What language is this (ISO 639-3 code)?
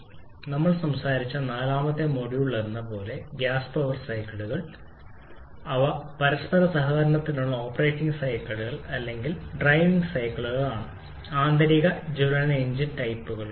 mal